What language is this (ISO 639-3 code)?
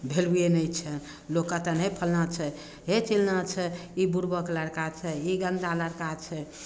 mai